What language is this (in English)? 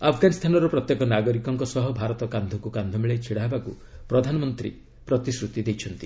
Odia